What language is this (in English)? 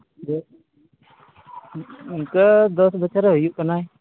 Santali